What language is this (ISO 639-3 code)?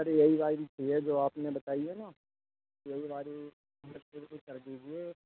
urd